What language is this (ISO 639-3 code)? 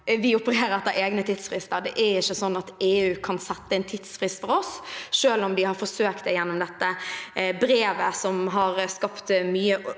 nor